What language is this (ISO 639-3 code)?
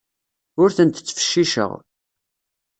kab